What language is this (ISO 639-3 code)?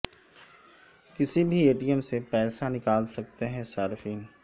urd